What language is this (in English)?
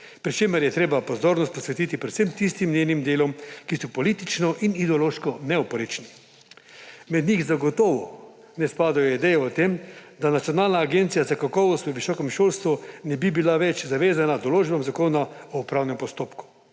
Slovenian